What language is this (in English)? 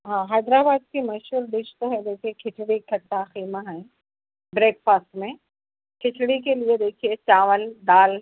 Urdu